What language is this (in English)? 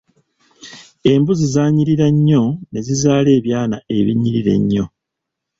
Ganda